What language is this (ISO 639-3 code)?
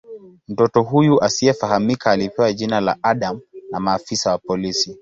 swa